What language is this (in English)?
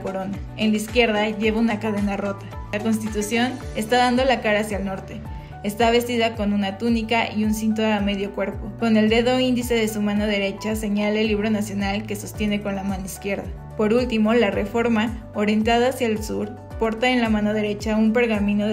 Spanish